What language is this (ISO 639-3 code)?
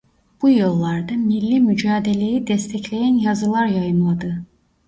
tur